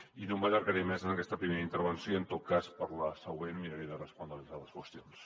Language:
Catalan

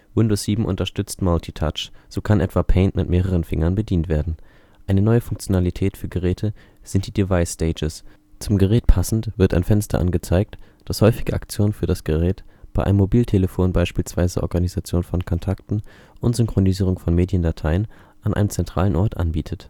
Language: German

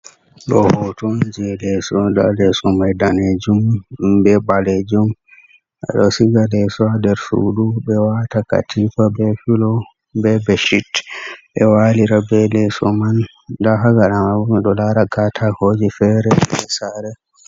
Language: Fula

